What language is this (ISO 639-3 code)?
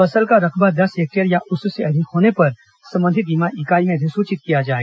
hin